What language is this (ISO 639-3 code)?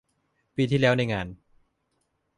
tha